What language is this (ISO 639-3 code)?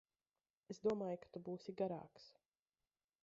lav